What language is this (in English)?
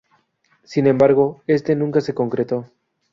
Spanish